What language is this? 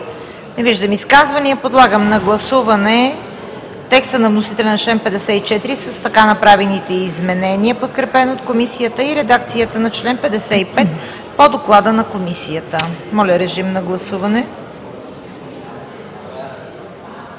Bulgarian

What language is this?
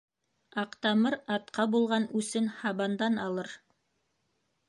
Bashkir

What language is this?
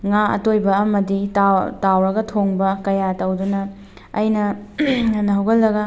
Manipuri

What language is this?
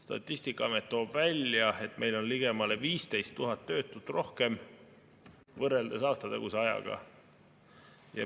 Estonian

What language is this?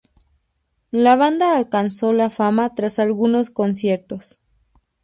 Spanish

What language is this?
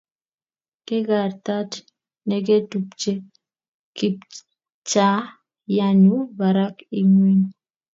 Kalenjin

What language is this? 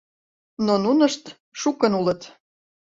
Mari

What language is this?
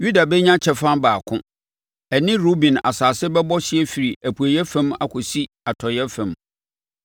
Akan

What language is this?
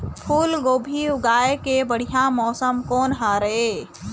Chhattisgarhi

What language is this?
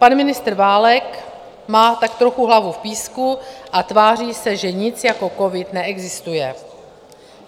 Czech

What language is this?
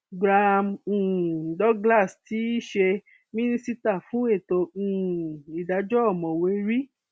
Yoruba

